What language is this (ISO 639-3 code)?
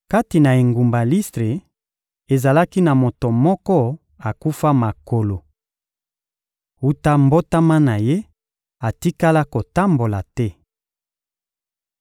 lin